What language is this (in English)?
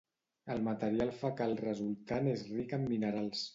Catalan